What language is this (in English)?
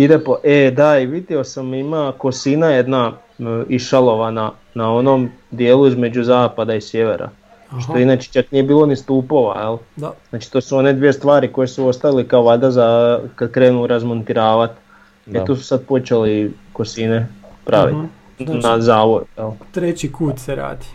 Croatian